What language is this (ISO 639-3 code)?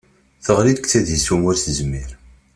kab